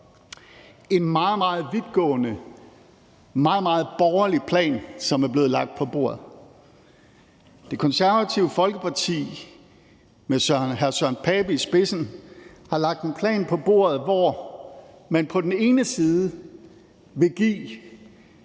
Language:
Danish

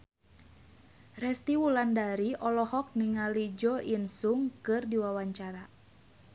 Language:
Sundanese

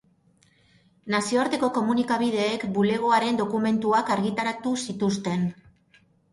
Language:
Basque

